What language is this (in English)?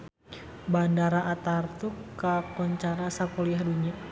Sundanese